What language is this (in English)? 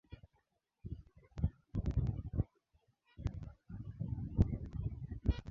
Swahili